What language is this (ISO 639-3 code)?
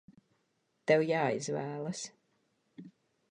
lav